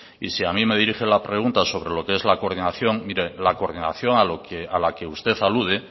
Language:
Spanish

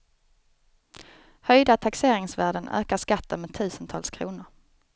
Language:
Swedish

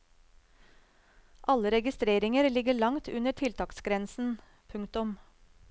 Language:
Norwegian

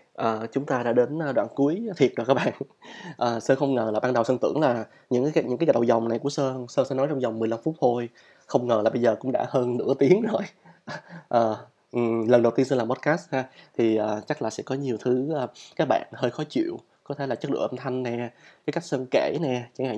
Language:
Vietnamese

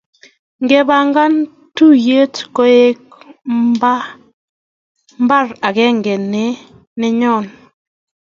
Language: Kalenjin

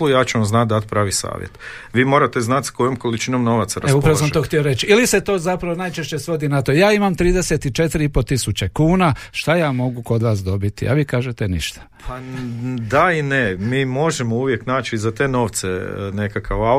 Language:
Croatian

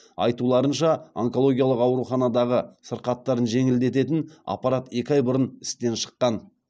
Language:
Kazakh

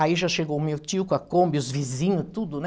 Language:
Portuguese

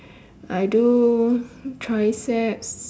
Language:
English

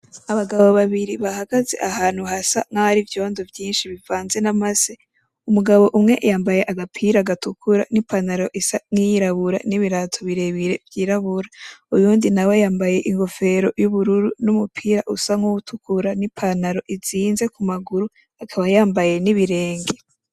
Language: Rundi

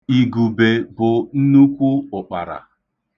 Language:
Igbo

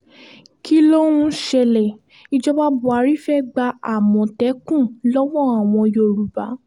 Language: Yoruba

